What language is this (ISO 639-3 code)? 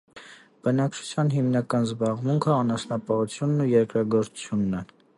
hye